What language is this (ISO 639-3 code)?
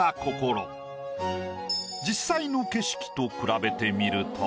jpn